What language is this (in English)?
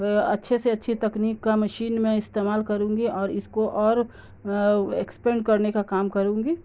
Urdu